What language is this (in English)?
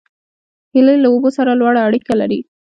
Pashto